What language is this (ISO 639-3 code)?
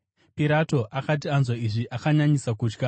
sna